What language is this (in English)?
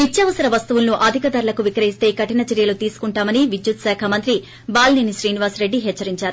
Telugu